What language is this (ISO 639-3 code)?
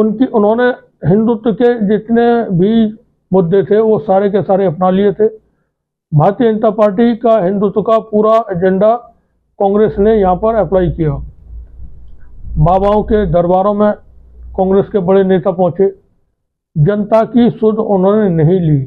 hin